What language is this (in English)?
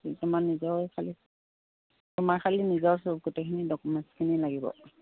Assamese